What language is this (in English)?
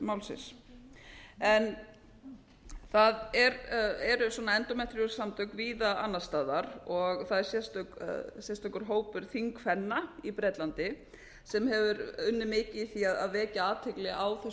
Icelandic